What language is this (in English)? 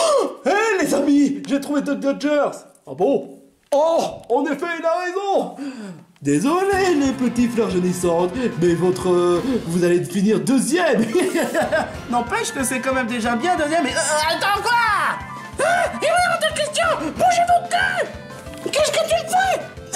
French